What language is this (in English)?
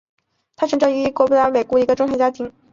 Chinese